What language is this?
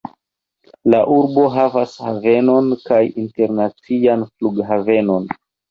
Esperanto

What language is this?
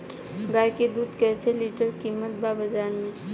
Bhojpuri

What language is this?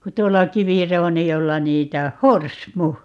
Finnish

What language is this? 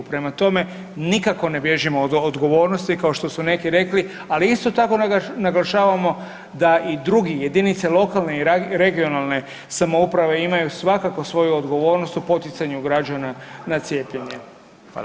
Croatian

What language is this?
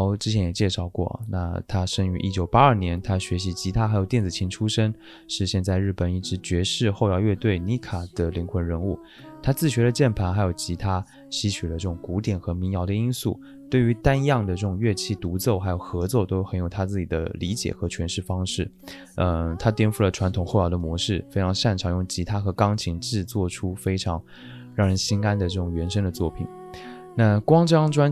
Chinese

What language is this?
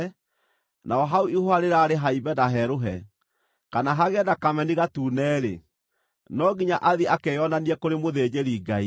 Kikuyu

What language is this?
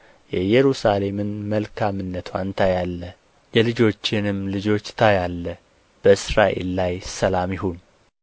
Amharic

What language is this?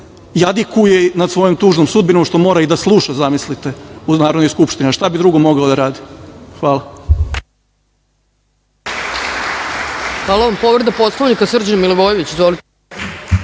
Serbian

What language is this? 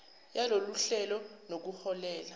Zulu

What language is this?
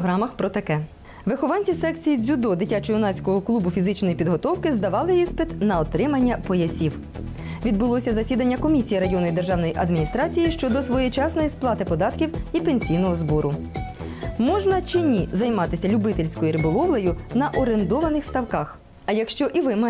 Ukrainian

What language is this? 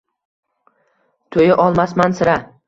Uzbek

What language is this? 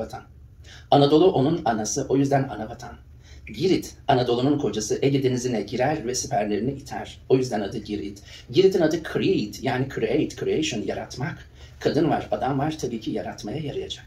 Turkish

